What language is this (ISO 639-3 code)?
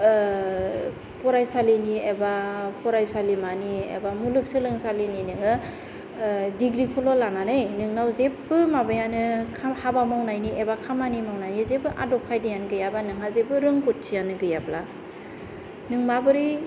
brx